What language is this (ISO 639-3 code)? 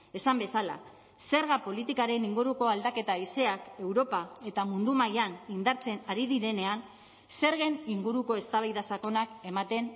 eus